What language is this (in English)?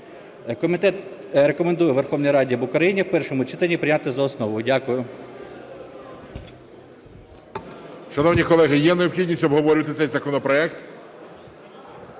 Ukrainian